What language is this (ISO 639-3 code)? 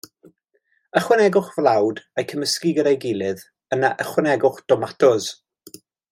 cym